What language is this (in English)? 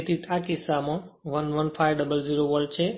Gujarati